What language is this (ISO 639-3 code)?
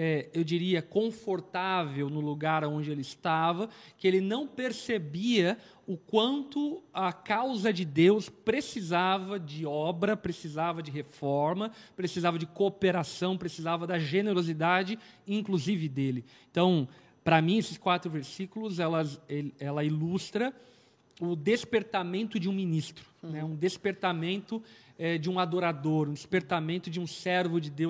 por